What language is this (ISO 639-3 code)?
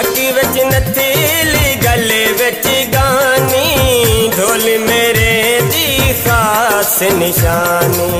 hin